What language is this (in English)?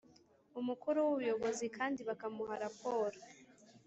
Kinyarwanda